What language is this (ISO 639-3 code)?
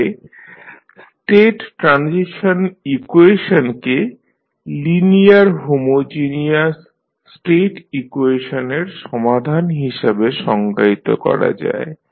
ben